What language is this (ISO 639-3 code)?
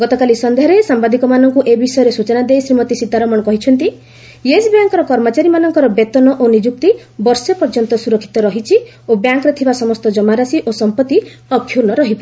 ori